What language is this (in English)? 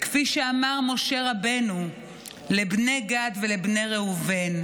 Hebrew